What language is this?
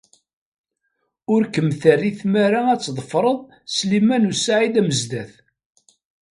Kabyle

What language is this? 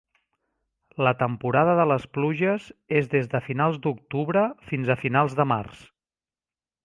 Catalan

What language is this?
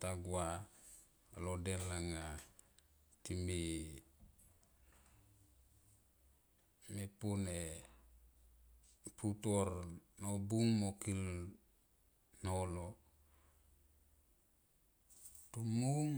Tomoip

